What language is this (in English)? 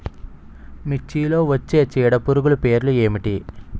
Telugu